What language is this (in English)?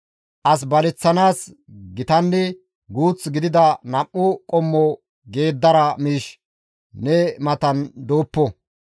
Gamo